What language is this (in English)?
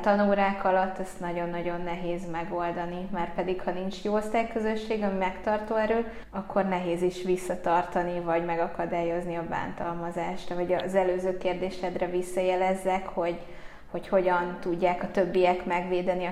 Hungarian